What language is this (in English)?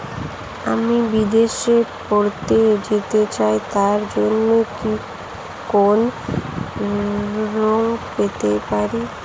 Bangla